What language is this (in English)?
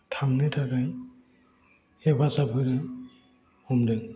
Bodo